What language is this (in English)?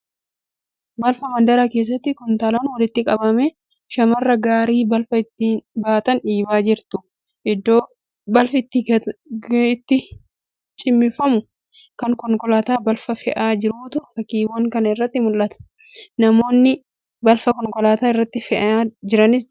Oromo